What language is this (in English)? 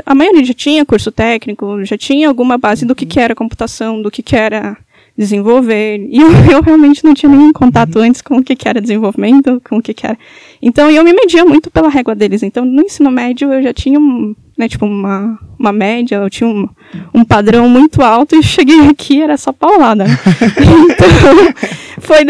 Portuguese